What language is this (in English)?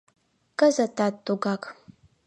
Mari